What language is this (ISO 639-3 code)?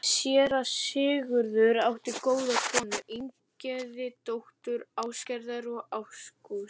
isl